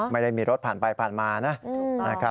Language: Thai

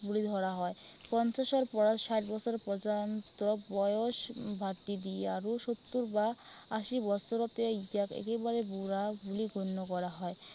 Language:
Assamese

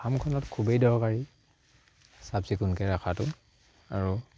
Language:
Assamese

